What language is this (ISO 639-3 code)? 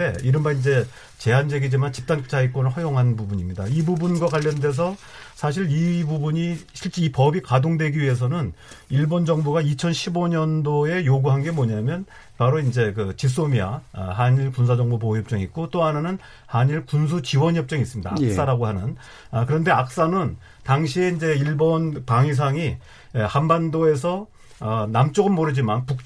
kor